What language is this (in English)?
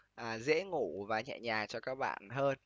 Vietnamese